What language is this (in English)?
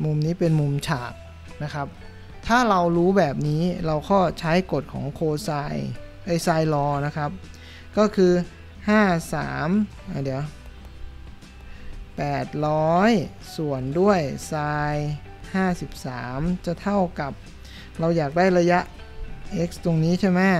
Thai